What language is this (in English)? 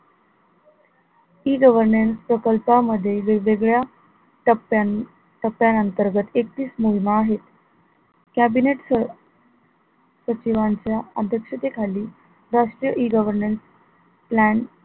Marathi